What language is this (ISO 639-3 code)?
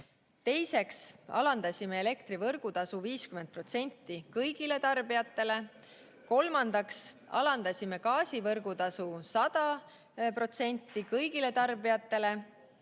est